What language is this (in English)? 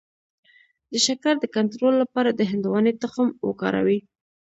Pashto